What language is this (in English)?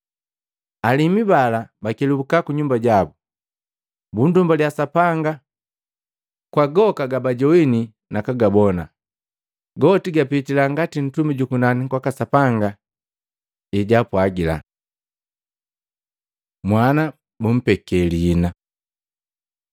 Matengo